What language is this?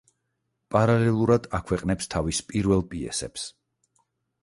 Georgian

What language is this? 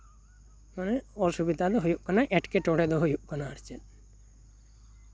Santali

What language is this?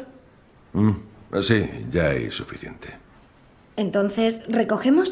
Spanish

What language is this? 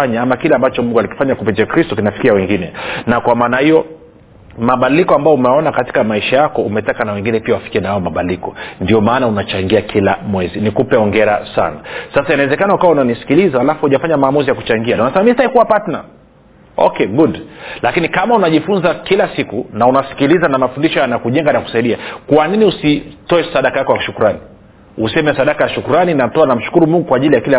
Swahili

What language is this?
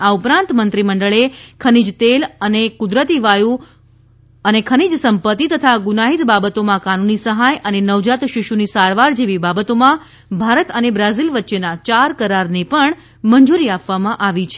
Gujarati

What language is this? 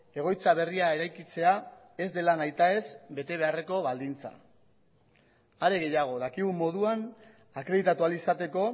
Basque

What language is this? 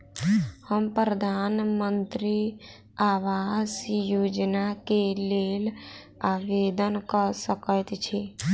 Maithili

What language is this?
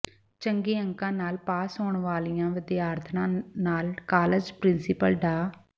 Punjabi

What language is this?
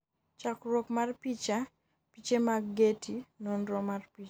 Luo (Kenya and Tanzania)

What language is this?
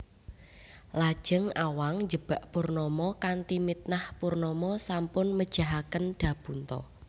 Javanese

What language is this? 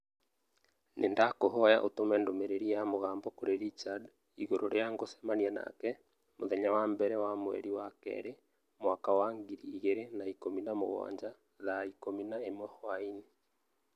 Kikuyu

